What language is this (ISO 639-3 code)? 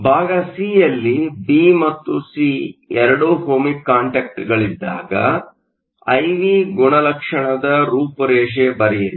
kan